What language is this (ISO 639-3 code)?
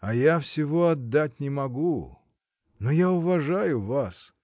rus